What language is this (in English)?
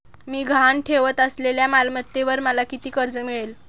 Marathi